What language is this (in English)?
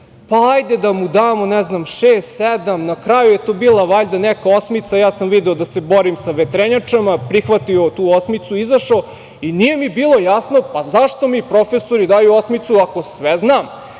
Serbian